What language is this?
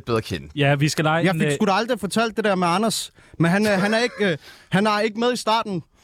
Danish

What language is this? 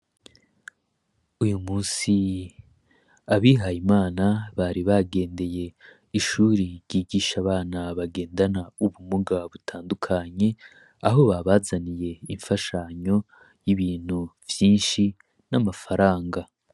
Rundi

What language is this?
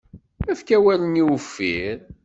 Kabyle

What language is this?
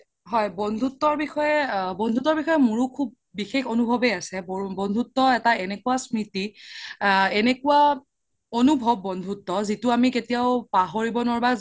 Assamese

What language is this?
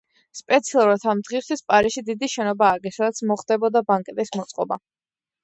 Georgian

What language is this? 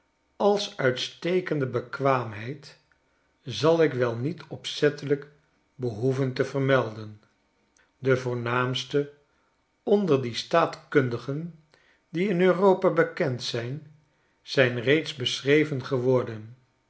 Dutch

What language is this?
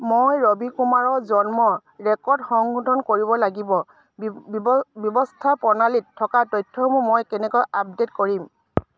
Assamese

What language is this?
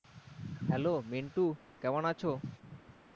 Bangla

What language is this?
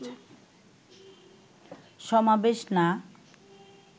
Bangla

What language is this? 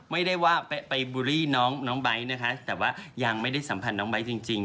Thai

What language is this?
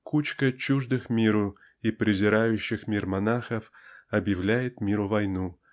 Russian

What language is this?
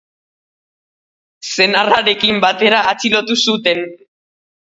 Basque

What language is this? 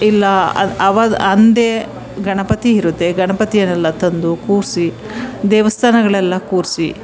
Kannada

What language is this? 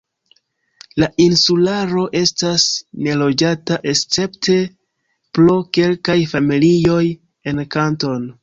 Esperanto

